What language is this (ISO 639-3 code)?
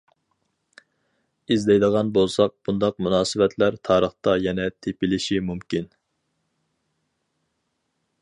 uig